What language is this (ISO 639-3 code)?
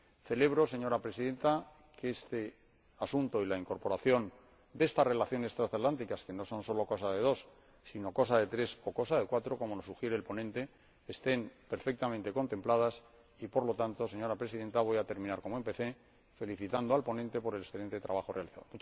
spa